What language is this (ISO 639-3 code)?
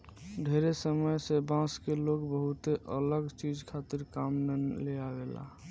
bho